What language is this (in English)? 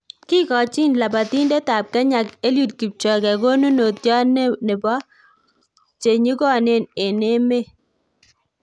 Kalenjin